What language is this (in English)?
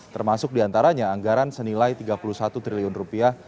Indonesian